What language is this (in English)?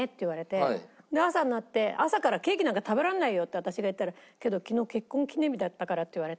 Japanese